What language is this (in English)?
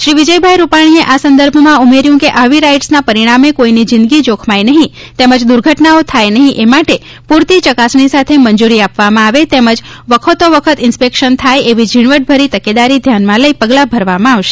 Gujarati